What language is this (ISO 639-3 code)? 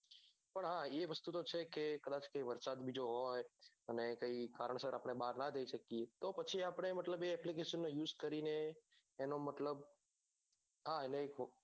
guj